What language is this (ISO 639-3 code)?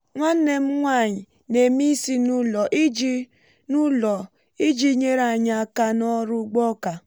ibo